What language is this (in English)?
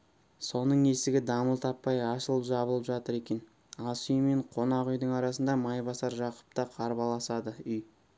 Kazakh